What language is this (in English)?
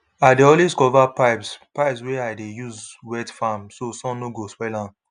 Nigerian Pidgin